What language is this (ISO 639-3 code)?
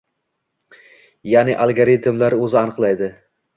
uzb